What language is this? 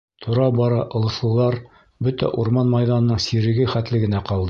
Bashkir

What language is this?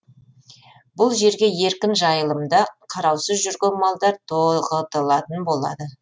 Kazakh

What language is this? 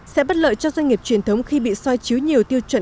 Vietnamese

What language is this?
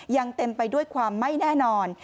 Thai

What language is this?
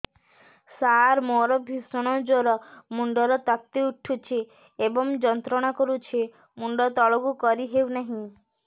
Odia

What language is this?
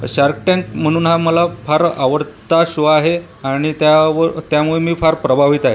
Marathi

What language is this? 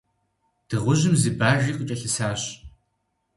Kabardian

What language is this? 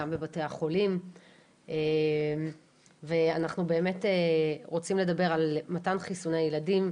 Hebrew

